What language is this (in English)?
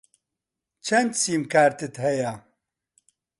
Central Kurdish